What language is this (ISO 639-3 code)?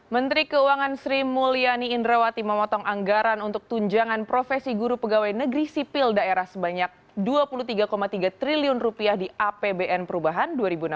ind